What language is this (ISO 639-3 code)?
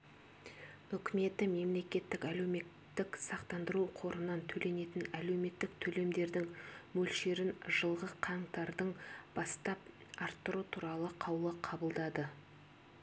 kaz